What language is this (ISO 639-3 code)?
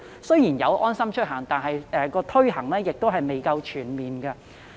yue